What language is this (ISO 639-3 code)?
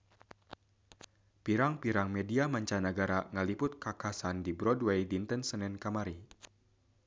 sun